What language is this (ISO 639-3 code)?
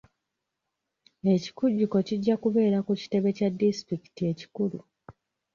lug